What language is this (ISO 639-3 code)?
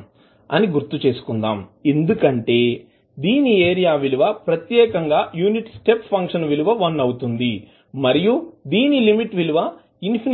tel